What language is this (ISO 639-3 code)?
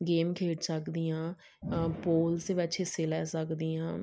pan